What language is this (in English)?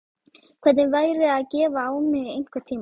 Icelandic